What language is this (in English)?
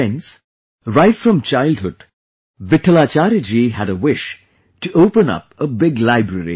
English